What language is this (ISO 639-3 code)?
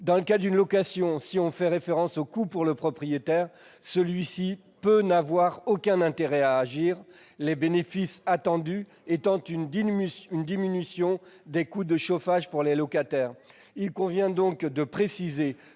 fra